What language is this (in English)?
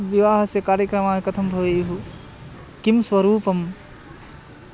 Sanskrit